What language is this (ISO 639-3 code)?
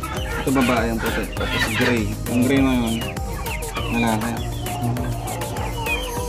fil